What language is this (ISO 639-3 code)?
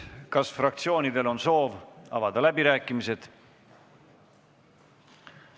est